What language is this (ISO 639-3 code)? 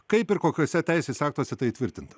lit